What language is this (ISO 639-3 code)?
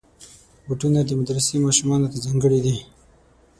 pus